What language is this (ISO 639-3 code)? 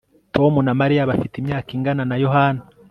kin